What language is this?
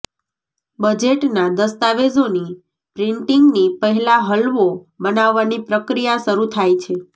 Gujarati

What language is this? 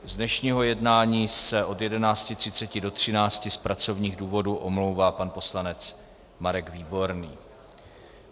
Czech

